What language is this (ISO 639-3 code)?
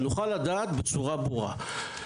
heb